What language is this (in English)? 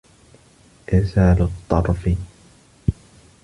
Arabic